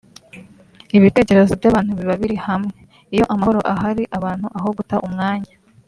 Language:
Kinyarwanda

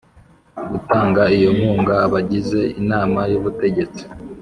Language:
Kinyarwanda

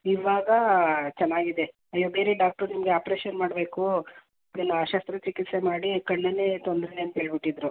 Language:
Kannada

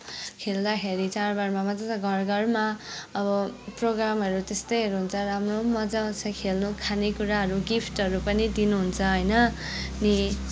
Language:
Nepali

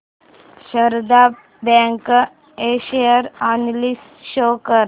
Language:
Marathi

